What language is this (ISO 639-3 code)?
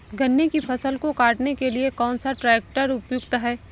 hin